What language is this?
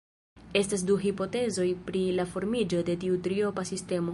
Esperanto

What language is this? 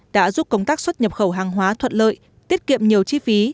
Vietnamese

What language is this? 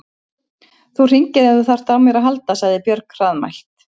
Icelandic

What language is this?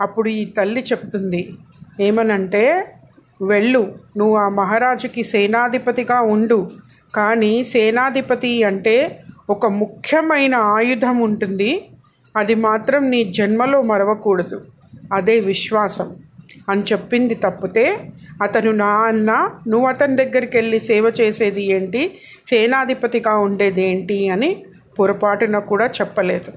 Telugu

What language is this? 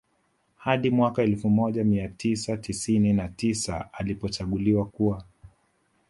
Swahili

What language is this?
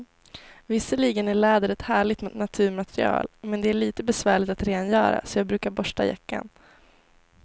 Swedish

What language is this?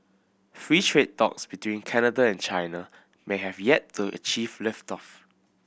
English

